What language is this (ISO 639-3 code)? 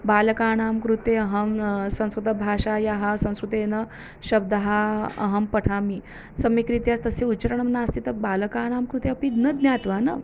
san